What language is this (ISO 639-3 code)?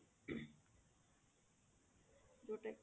ori